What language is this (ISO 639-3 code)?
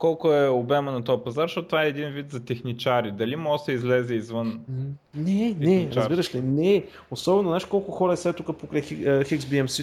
bul